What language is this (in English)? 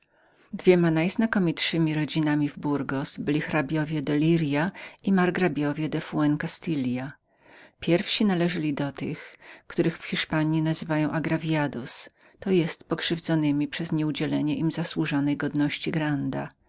Polish